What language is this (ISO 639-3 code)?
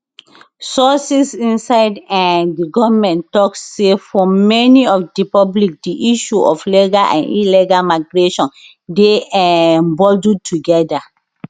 pcm